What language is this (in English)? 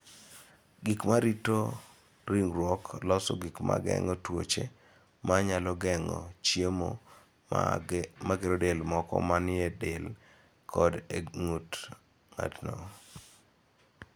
Luo (Kenya and Tanzania)